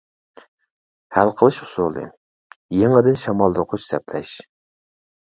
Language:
Uyghur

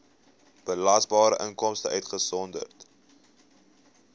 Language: Afrikaans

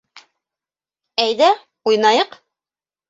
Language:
Bashkir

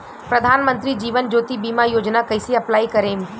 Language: Bhojpuri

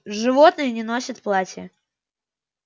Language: Russian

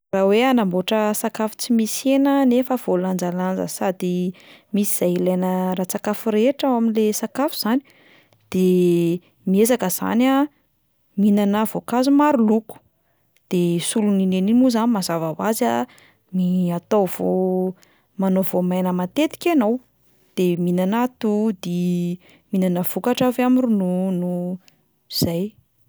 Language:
Malagasy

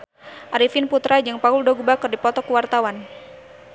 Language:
Sundanese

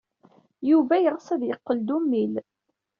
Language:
Kabyle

